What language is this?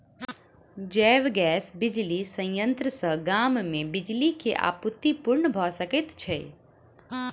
Maithili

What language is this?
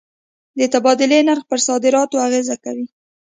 Pashto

